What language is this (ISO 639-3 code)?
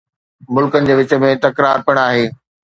snd